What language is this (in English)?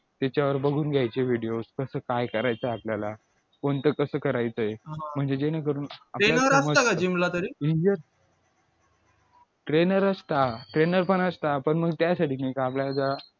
Marathi